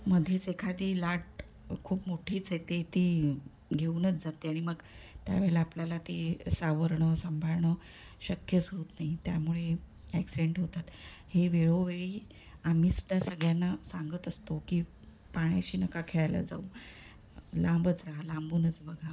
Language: Marathi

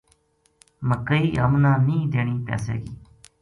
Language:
Gujari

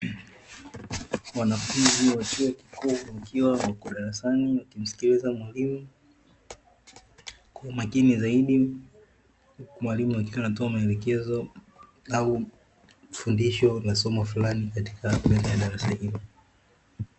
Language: Swahili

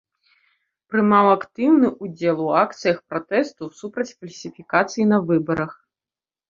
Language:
Belarusian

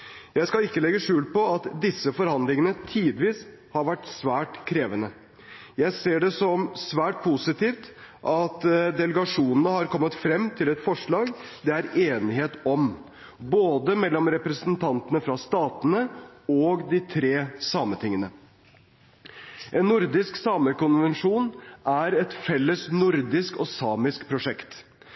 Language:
Norwegian Bokmål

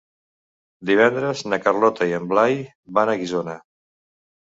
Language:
Catalan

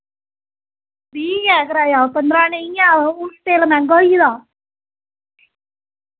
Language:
Dogri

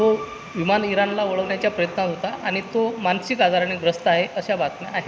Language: Marathi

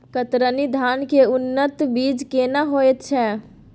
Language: Maithili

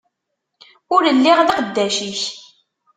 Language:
Kabyle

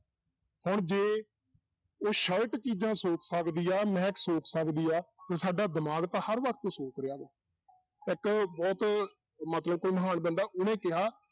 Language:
Punjabi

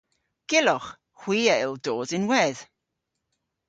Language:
Cornish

